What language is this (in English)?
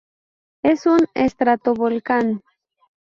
Spanish